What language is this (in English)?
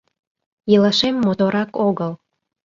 Mari